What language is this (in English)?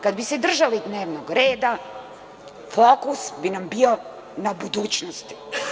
Serbian